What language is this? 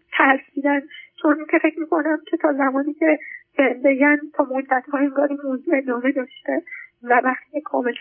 Persian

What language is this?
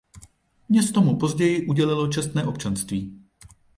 Czech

